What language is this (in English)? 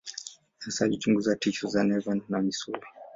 Swahili